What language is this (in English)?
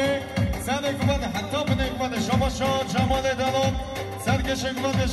Arabic